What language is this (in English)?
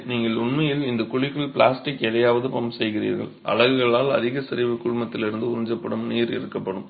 Tamil